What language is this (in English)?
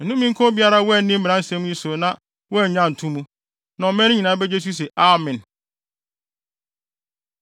Akan